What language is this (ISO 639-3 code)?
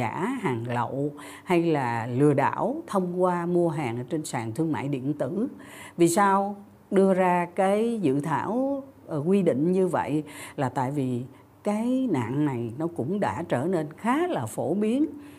vie